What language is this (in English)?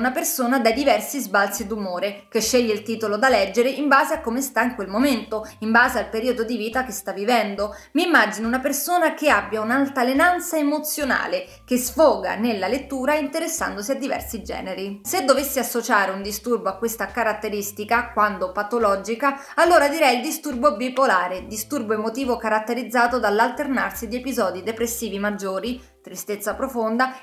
Italian